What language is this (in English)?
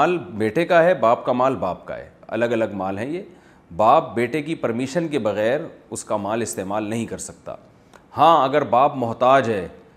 Urdu